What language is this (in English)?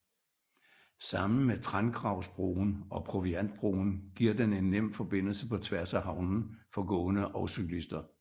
Danish